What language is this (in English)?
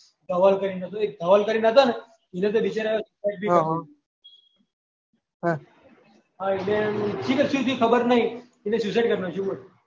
Gujarati